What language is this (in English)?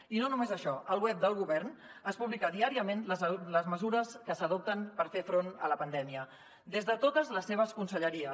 Catalan